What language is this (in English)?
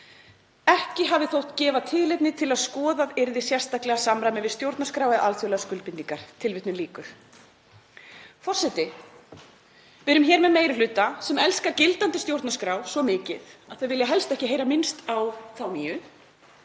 Icelandic